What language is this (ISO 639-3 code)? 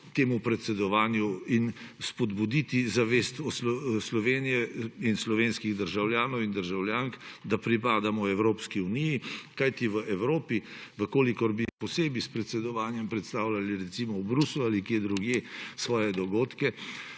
slv